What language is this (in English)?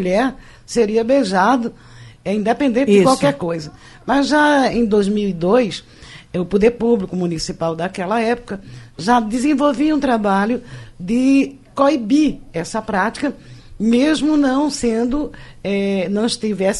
Portuguese